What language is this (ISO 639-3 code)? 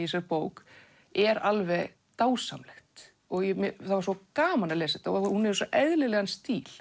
isl